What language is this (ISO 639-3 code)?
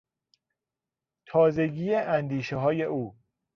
fas